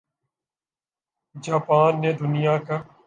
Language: Urdu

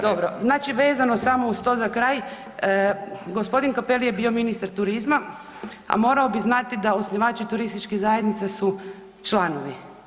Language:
Croatian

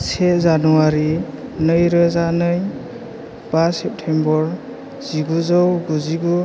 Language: Bodo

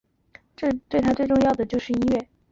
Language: Chinese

